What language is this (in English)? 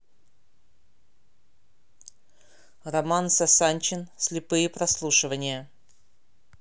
Russian